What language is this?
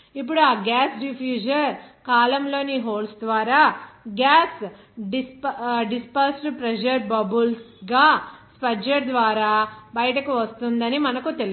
Telugu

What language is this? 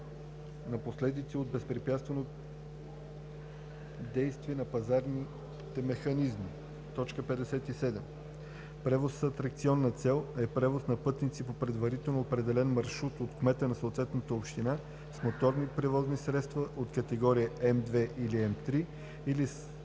Bulgarian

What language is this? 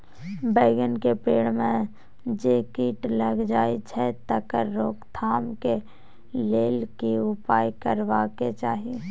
Maithili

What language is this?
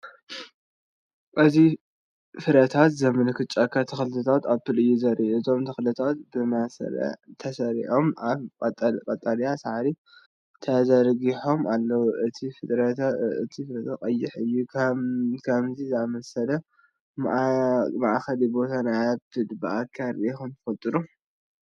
Tigrinya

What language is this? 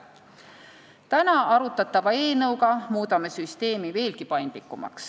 Estonian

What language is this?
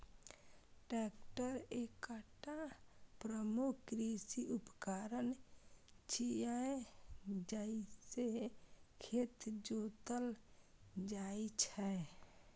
Maithili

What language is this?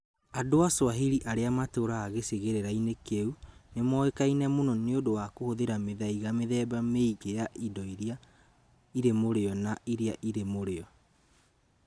Kikuyu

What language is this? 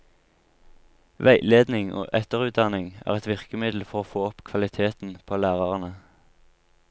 Norwegian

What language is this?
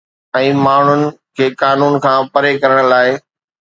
Sindhi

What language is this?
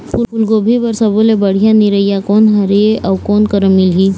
Chhattisgarhi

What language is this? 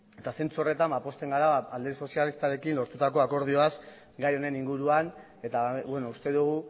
Basque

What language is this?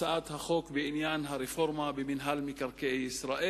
Hebrew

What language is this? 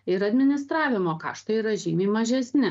Lithuanian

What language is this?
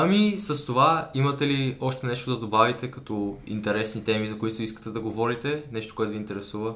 Bulgarian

